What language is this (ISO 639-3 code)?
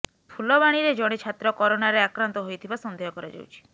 ori